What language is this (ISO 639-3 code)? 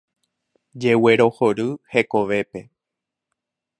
grn